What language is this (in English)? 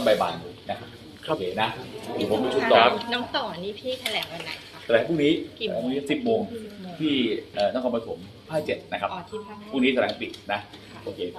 Thai